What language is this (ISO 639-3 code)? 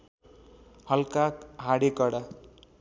nep